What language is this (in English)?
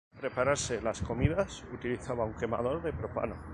Spanish